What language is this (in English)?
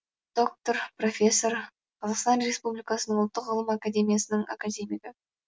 Kazakh